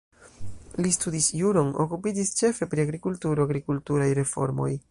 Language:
Esperanto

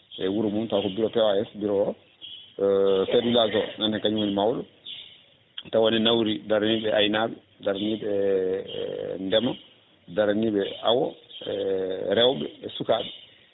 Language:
Fula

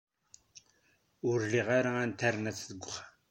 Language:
Kabyle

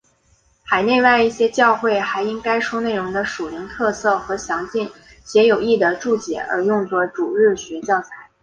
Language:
Chinese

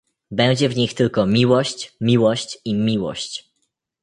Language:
Polish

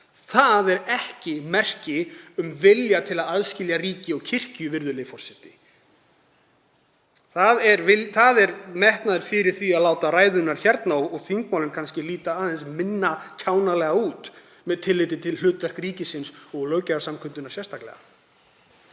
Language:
Icelandic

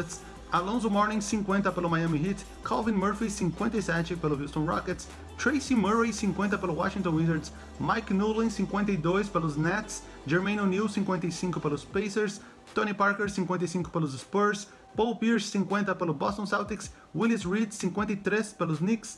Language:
Portuguese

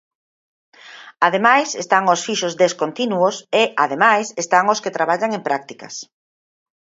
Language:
Galician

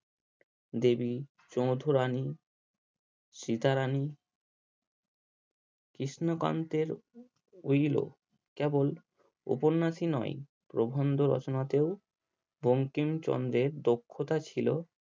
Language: Bangla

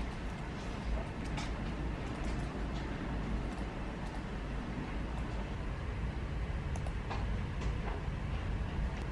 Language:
Korean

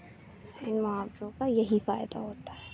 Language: Urdu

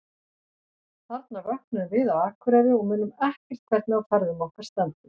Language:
Icelandic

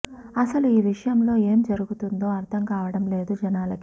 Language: Telugu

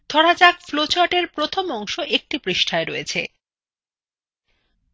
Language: Bangla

